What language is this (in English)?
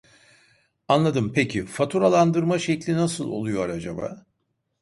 Turkish